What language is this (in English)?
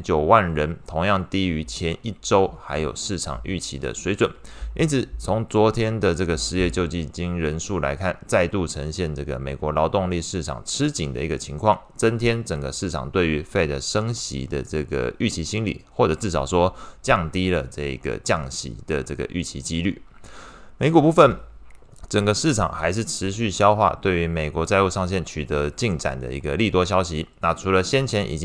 Chinese